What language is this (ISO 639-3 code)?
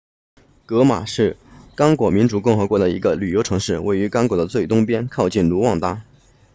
zho